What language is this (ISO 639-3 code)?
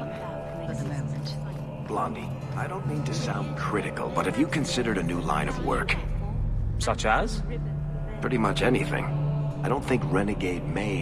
eng